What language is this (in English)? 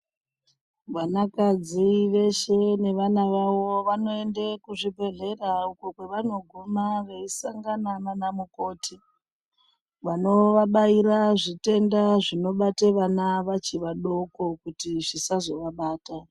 Ndau